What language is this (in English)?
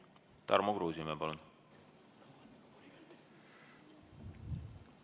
Estonian